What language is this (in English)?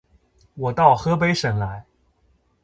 Chinese